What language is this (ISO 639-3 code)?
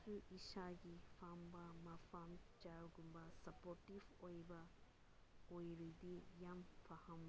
mni